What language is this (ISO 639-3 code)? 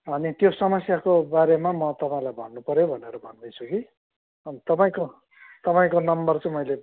nep